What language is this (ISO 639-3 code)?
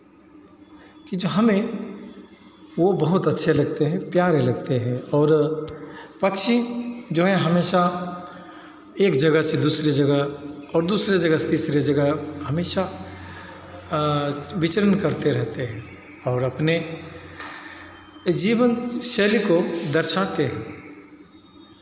hin